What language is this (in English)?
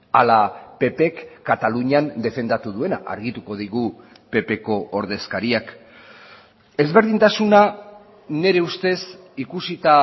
Basque